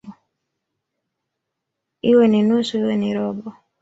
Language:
Swahili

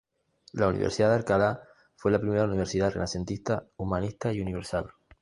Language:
Spanish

